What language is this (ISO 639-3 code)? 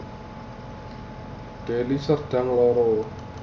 jav